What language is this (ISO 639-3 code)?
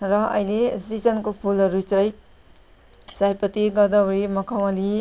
nep